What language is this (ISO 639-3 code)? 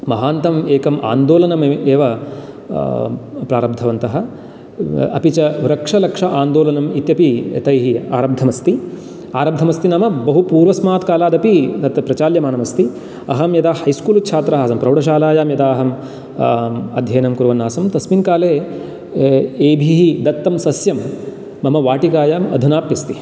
san